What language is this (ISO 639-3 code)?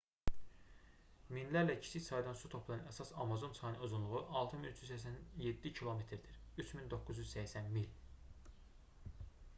aze